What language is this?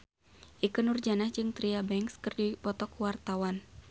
Sundanese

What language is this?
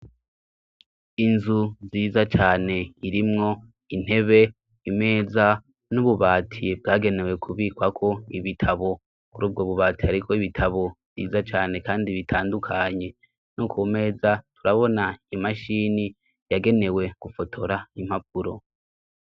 Rundi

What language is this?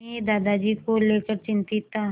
Hindi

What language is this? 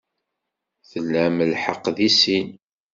Kabyle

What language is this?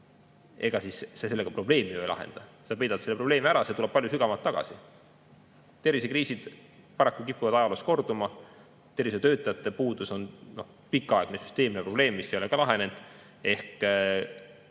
Estonian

